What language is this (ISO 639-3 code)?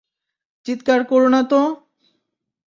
ben